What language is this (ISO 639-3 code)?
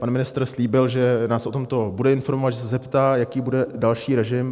ces